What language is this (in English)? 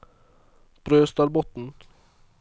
Norwegian